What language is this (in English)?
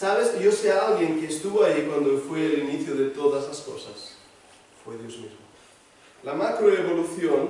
Spanish